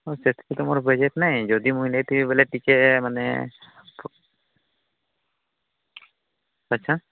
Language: Odia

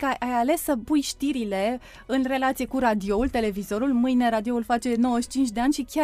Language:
Romanian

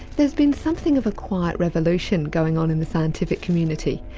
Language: English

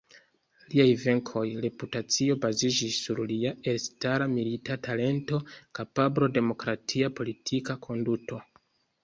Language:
Esperanto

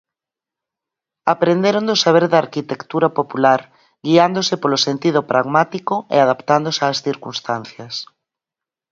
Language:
Galician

